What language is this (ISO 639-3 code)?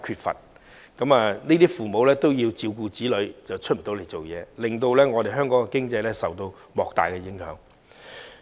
yue